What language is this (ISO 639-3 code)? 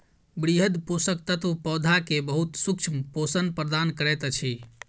mai